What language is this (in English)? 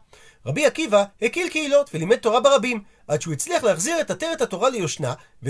Hebrew